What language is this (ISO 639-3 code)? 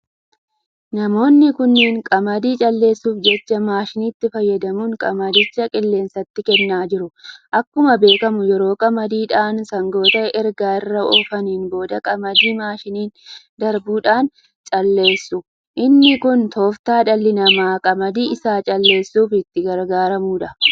orm